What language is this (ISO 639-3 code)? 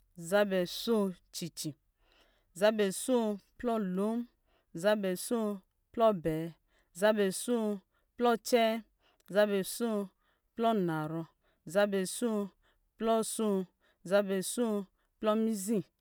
mgi